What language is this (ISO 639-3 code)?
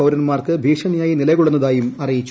mal